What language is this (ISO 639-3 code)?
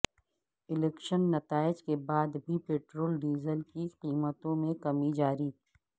urd